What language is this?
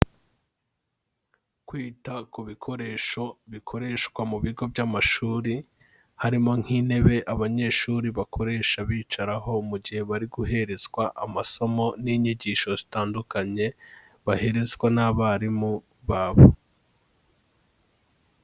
Kinyarwanda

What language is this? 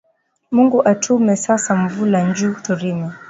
Swahili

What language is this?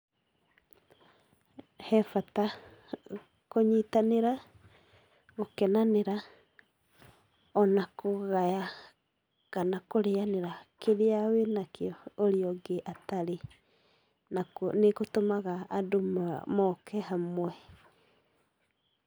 Kikuyu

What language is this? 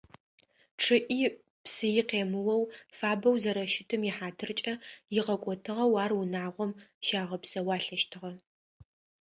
Adyghe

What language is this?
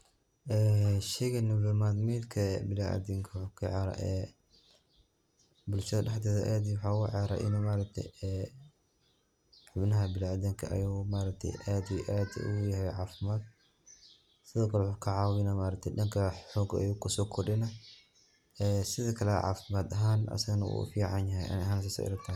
Somali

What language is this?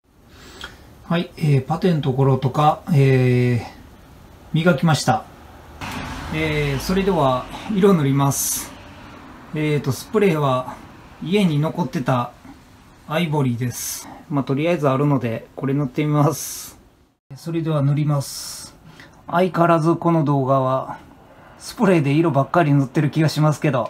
Japanese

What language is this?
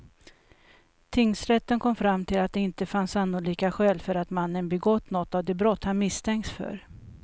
Swedish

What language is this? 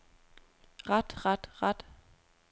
Danish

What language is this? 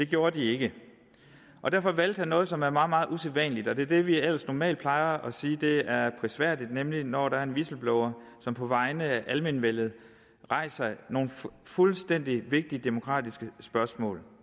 Danish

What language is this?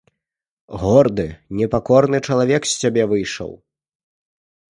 Belarusian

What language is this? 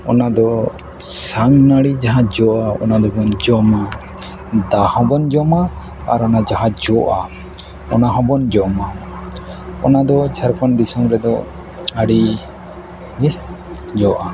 Santali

